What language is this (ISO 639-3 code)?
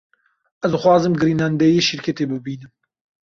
kur